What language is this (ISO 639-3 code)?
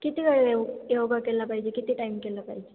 mar